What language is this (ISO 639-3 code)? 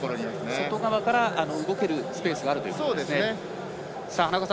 jpn